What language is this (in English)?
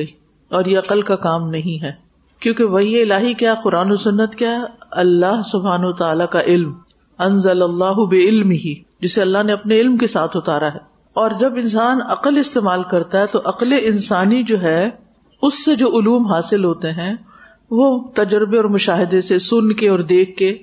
Urdu